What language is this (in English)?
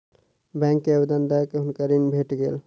Maithili